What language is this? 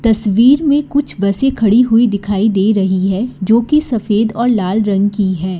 Hindi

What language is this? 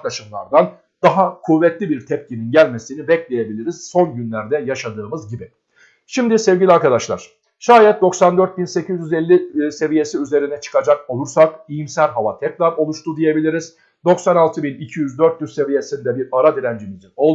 Turkish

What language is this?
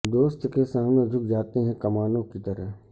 Urdu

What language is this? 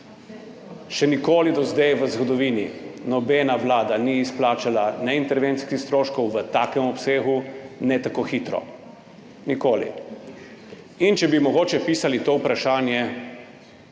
Slovenian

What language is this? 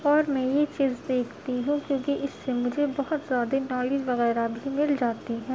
Urdu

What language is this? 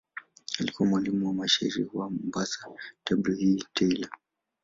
Swahili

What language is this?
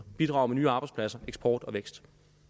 Danish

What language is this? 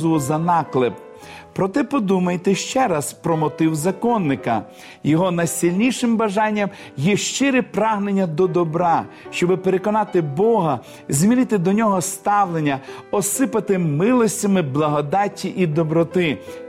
Ukrainian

